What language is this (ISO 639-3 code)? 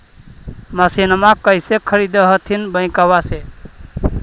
mag